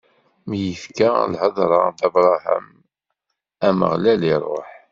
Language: Kabyle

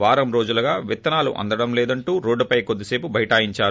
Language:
Telugu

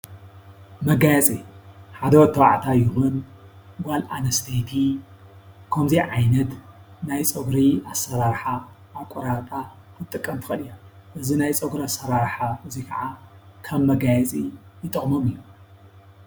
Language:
Tigrinya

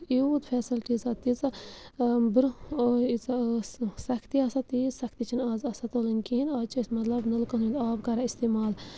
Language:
Kashmiri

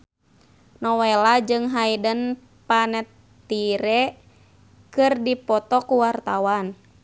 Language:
Sundanese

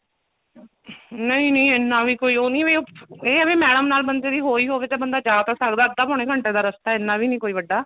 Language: Punjabi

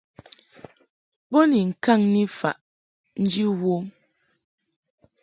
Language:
Mungaka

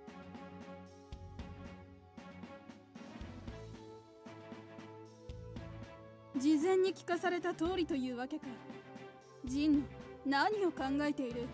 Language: Japanese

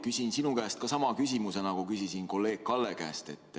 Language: Estonian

